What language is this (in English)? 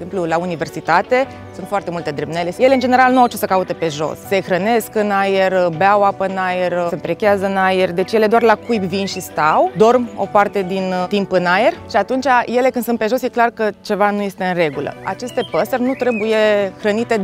Romanian